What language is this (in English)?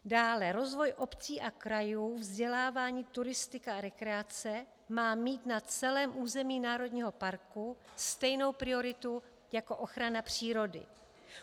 Czech